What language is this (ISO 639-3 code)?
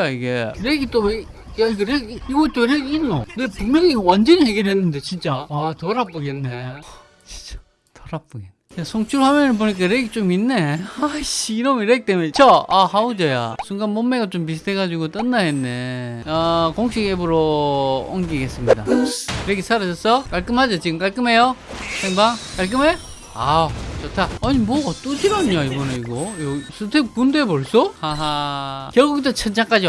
kor